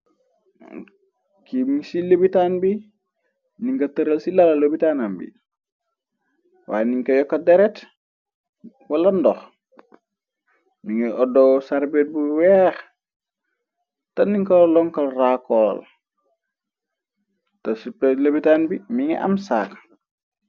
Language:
Wolof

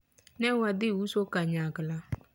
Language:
Luo (Kenya and Tanzania)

